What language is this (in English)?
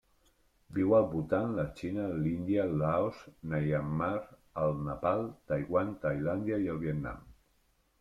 Catalan